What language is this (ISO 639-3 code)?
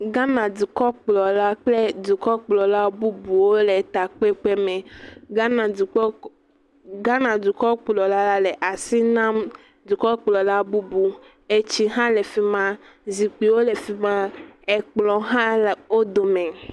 ewe